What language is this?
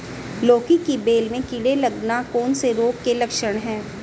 Hindi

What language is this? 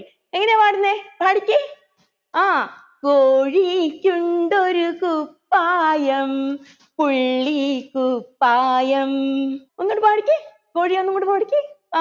Malayalam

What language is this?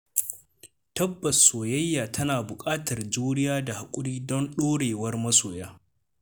Hausa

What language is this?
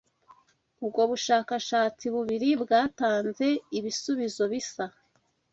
Kinyarwanda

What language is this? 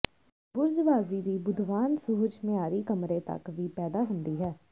Punjabi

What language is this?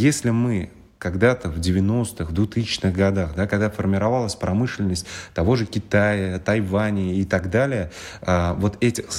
Russian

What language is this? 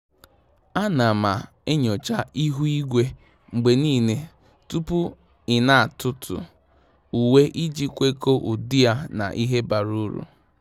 Igbo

